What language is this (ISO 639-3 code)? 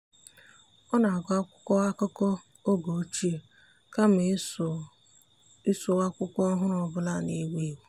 ibo